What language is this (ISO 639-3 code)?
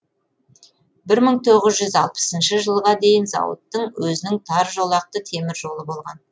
kaz